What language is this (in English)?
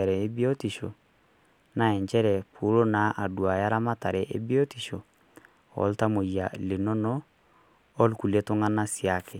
Masai